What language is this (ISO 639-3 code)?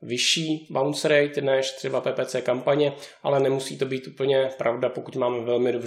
ces